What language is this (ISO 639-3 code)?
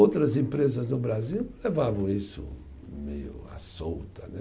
por